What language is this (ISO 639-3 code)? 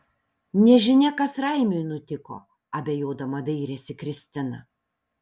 lit